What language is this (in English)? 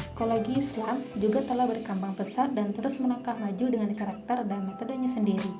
Indonesian